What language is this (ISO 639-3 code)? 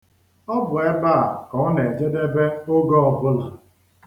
ibo